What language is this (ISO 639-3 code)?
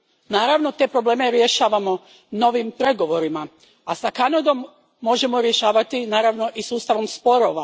hrv